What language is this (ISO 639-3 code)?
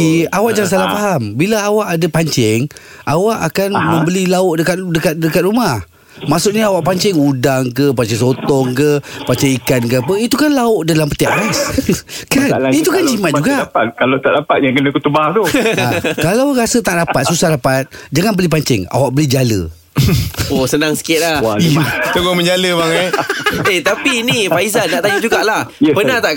msa